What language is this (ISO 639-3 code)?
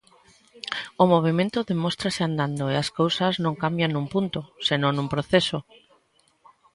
glg